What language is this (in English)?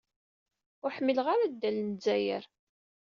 Kabyle